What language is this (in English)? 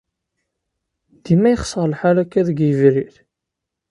Kabyle